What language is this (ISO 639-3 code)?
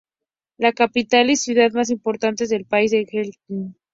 spa